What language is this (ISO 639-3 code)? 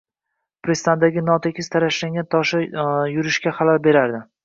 uzb